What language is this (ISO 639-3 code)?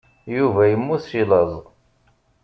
kab